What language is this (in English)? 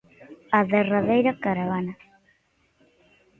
Galician